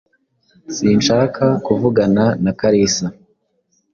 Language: Kinyarwanda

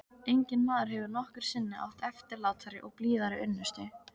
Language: Icelandic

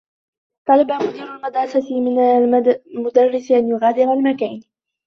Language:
Arabic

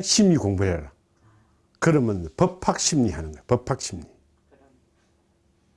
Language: Korean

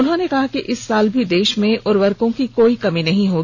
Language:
Hindi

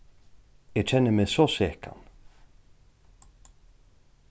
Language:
Faroese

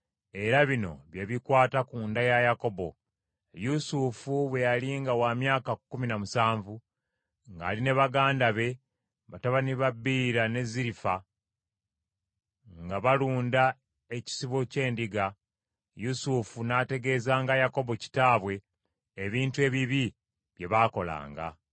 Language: Ganda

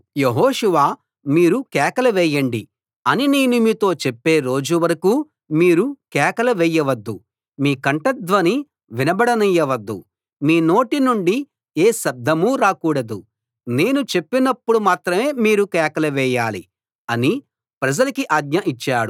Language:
Telugu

